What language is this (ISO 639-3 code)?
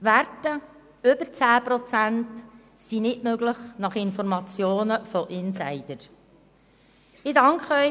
gsw